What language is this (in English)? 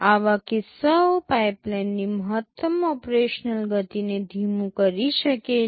Gujarati